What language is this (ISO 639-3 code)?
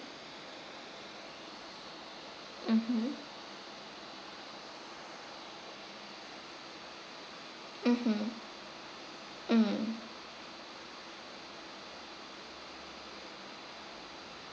eng